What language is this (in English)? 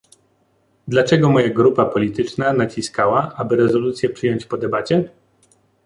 Polish